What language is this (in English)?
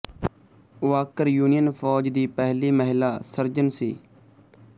Punjabi